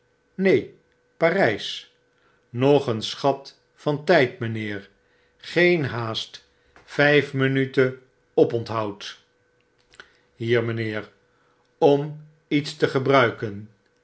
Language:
Dutch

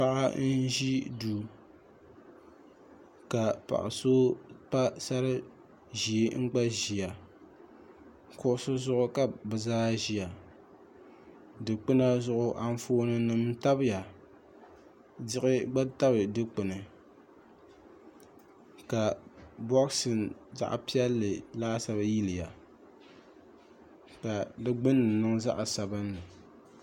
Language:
Dagbani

